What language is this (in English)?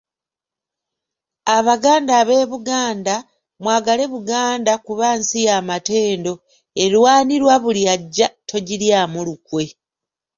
Ganda